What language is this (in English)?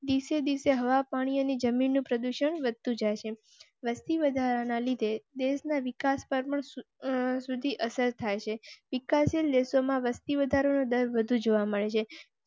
Gujarati